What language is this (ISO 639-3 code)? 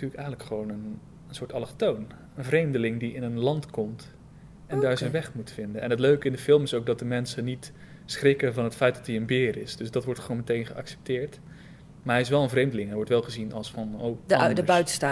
nld